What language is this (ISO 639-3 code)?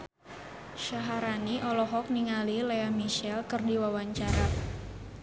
sun